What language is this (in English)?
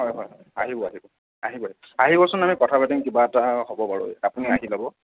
Assamese